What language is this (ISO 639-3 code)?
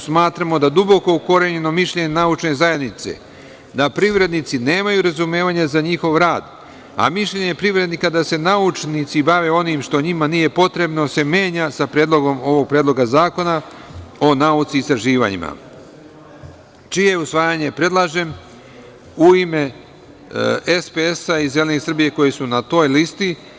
srp